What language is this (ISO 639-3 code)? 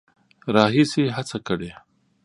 pus